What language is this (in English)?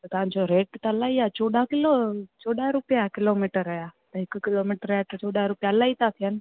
Sindhi